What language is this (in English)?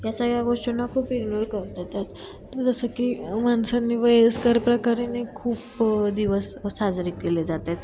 Marathi